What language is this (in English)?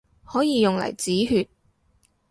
Cantonese